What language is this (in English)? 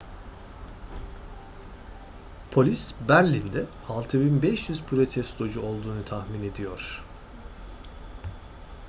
Turkish